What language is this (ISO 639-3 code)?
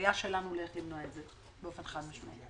heb